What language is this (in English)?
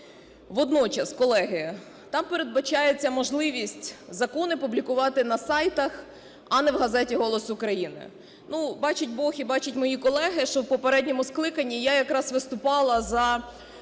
Ukrainian